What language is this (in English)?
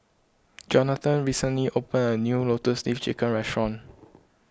English